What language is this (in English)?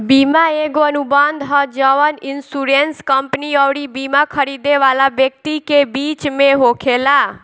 Bhojpuri